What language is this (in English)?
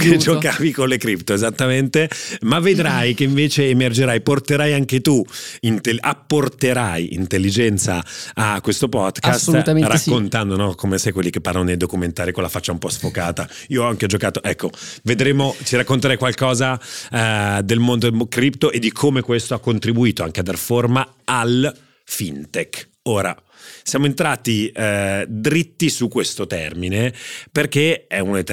Italian